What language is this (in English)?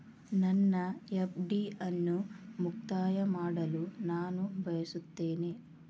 Kannada